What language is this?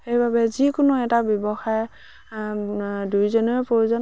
Assamese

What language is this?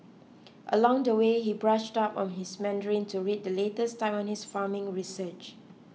English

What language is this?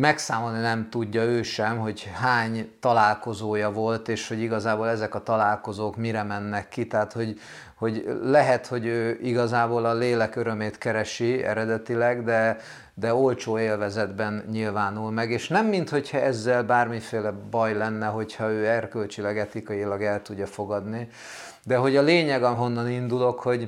Hungarian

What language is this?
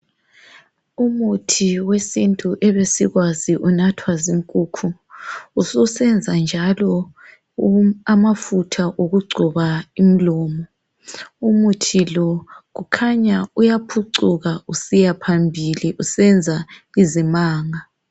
North Ndebele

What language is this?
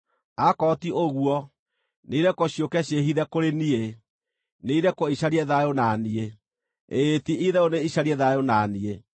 Kikuyu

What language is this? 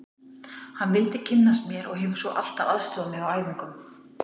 Icelandic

